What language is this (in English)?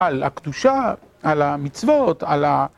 Hebrew